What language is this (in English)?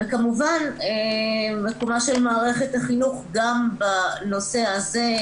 Hebrew